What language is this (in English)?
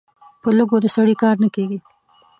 Pashto